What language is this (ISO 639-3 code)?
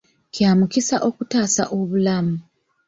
lug